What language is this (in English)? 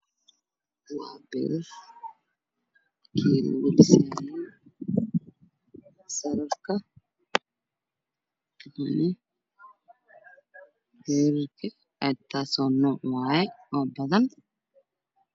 Somali